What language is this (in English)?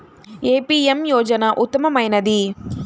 Telugu